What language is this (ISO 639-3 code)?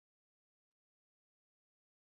eus